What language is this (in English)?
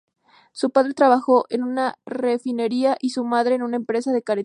Spanish